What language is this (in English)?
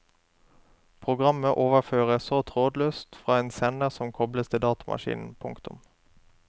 Norwegian